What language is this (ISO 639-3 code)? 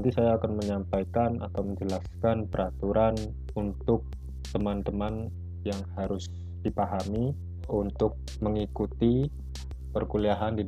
ind